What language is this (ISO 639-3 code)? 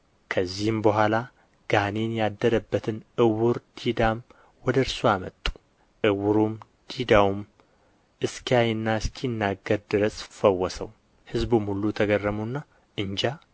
amh